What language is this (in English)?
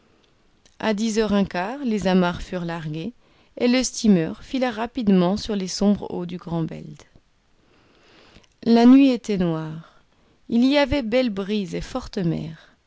French